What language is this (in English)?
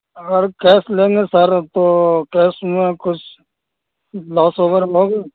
Urdu